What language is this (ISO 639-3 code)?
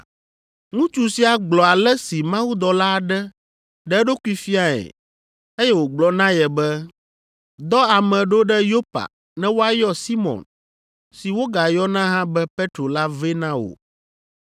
ewe